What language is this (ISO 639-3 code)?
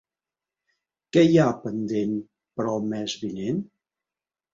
cat